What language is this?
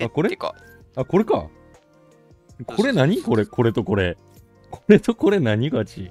Japanese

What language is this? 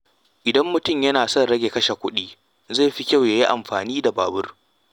Hausa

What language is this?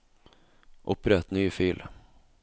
Norwegian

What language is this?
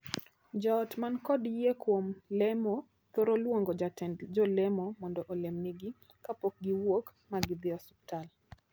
Luo (Kenya and Tanzania)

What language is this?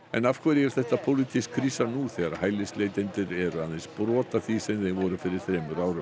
Icelandic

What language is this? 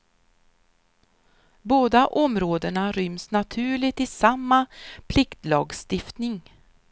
Swedish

